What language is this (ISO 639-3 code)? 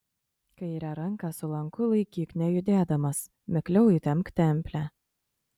lit